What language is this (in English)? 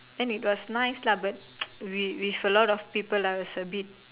English